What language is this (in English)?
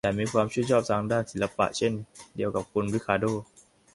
Thai